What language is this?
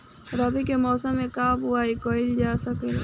Bhojpuri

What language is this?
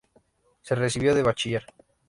Spanish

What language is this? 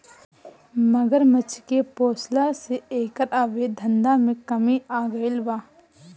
Bhojpuri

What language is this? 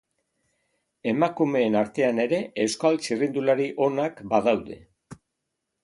Basque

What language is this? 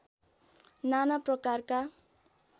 Nepali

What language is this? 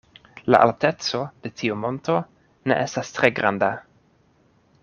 Esperanto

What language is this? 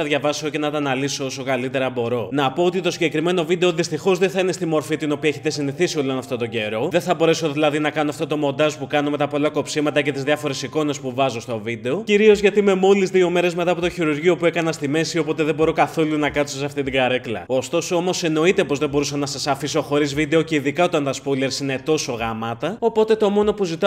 Greek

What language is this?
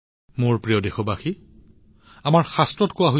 Assamese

